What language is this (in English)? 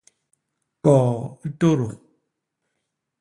Basaa